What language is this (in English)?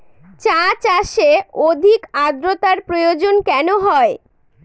Bangla